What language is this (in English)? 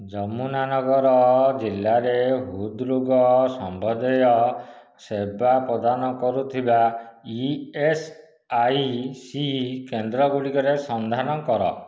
Odia